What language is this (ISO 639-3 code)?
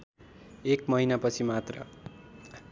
nep